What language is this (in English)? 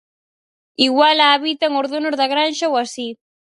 Galician